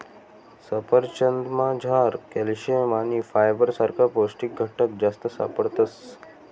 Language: Marathi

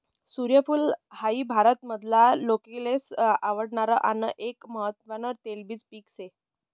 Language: Marathi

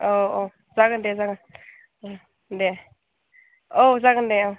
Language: Bodo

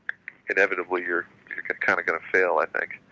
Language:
English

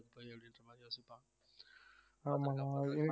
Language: Tamil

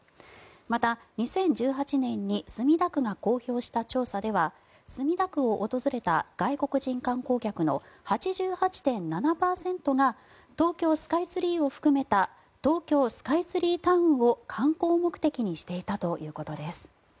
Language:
Japanese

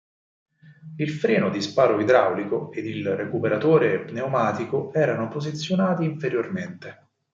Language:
Italian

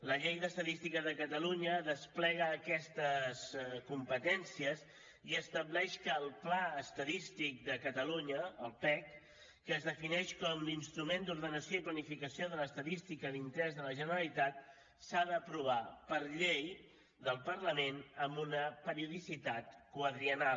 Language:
Catalan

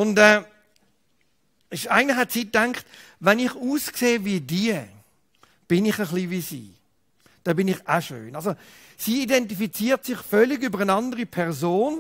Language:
German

